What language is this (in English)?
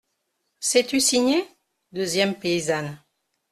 French